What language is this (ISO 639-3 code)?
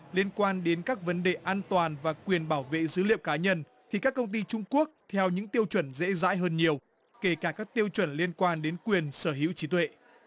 vie